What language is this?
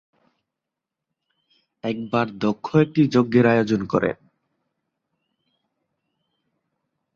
Bangla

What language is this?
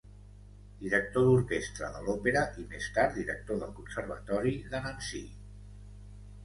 Catalan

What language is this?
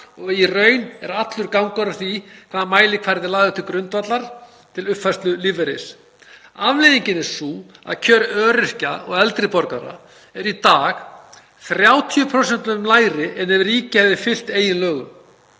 Icelandic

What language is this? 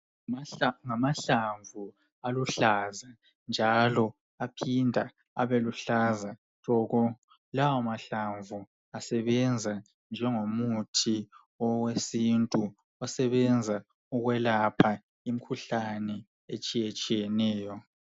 North Ndebele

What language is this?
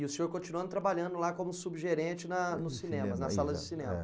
Portuguese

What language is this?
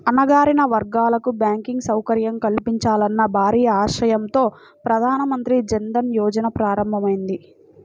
Telugu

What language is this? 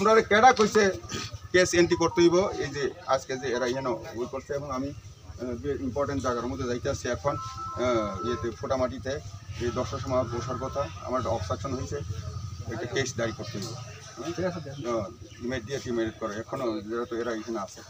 Bangla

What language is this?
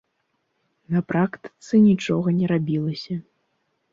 Belarusian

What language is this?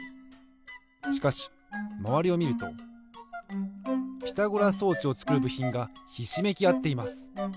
Japanese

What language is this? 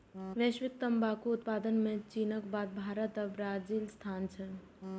Maithili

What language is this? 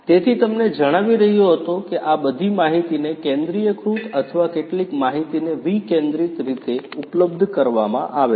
Gujarati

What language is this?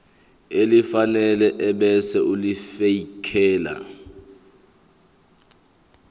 Zulu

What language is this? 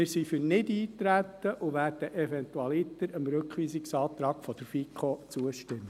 Swiss German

